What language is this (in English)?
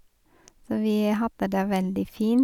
Norwegian